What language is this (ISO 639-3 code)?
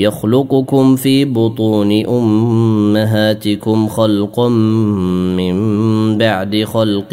ara